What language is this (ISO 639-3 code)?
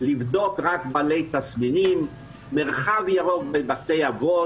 heb